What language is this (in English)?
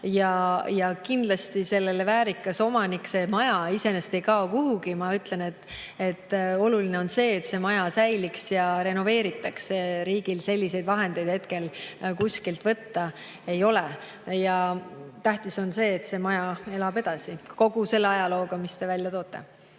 Estonian